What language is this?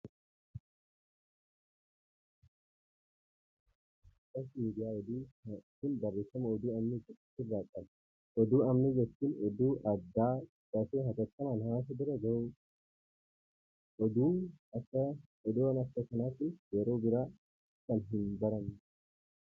Oromo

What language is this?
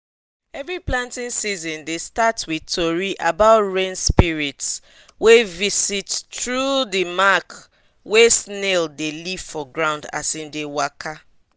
Nigerian Pidgin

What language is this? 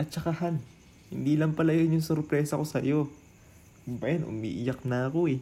Filipino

